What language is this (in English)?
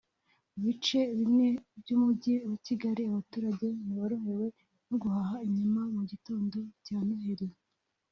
Kinyarwanda